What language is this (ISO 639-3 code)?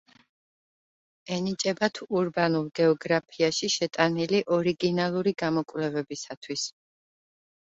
kat